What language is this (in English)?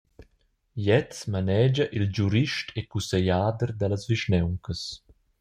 Romansh